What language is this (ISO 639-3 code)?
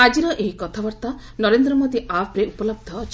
ori